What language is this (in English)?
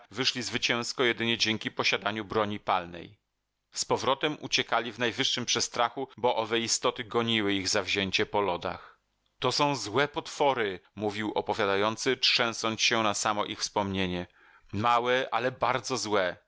Polish